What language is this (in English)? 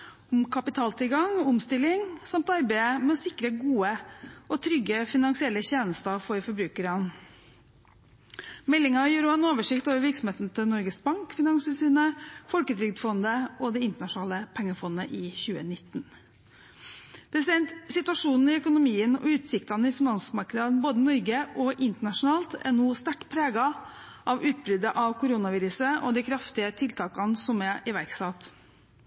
Norwegian Bokmål